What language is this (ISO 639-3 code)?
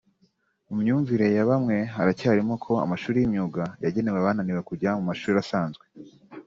kin